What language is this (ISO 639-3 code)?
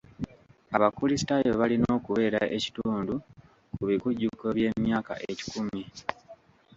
lug